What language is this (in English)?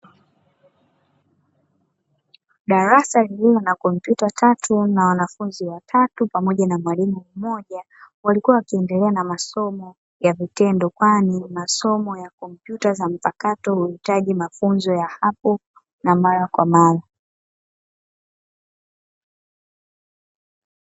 Swahili